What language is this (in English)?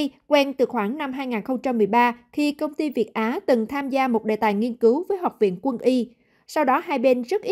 Vietnamese